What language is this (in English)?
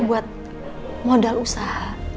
Indonesian